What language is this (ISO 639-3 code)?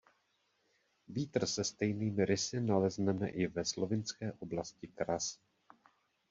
ces